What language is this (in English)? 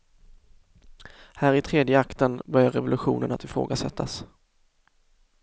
Swedish